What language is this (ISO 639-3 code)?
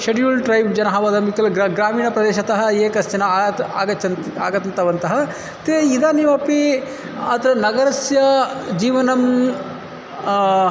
san